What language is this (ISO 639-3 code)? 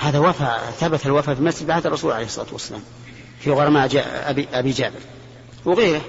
ara